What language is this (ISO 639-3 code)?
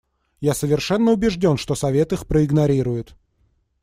rus